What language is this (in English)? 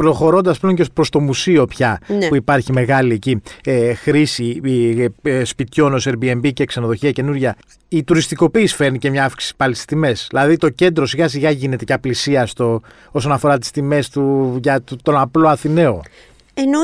Greek